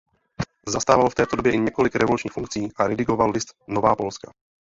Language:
Czech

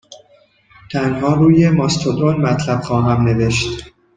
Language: Persian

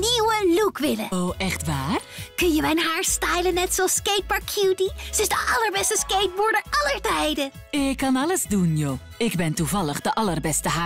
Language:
Dutch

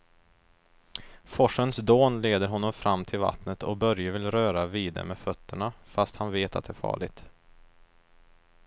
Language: Swedish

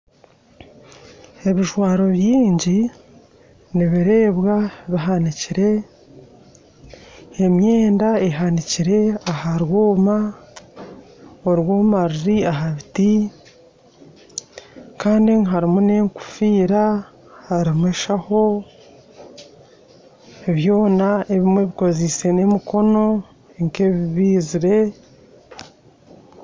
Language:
Nyankole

